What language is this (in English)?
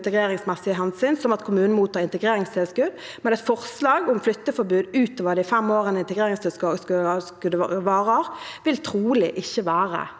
Norwegian